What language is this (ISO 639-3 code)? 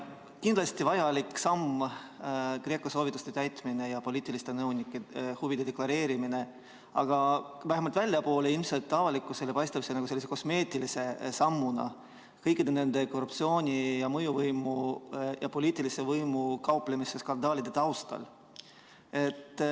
est